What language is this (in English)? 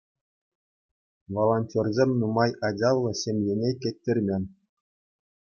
Chuvash